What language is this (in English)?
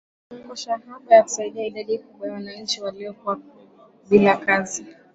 Swahili